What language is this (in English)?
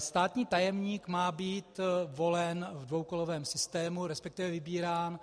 Czech